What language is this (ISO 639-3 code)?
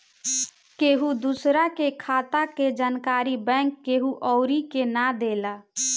bho